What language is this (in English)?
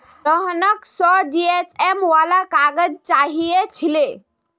Magahi